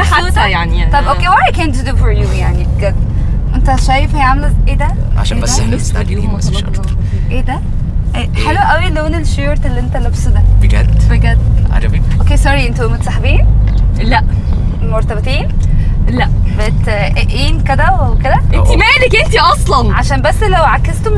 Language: Arabic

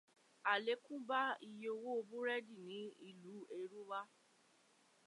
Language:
Yoruba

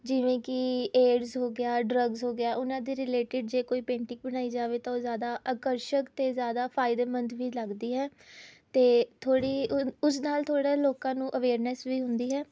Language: Punjabi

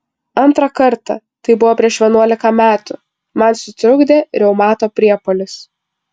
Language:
Lithuanian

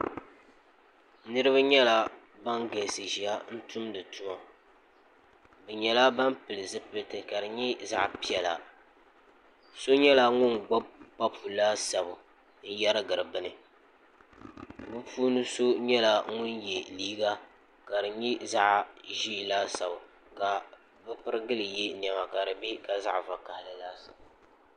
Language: Dagbani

